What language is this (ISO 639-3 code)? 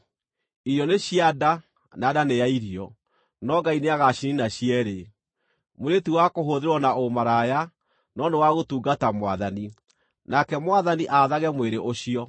kik